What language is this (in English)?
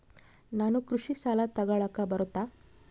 Kannada